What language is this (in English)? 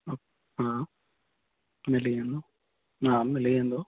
Sindhi